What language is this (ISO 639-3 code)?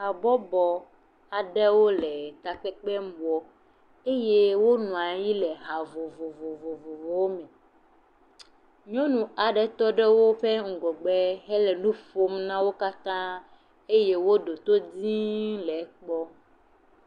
ewe